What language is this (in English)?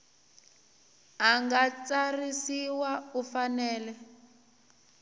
Tsonga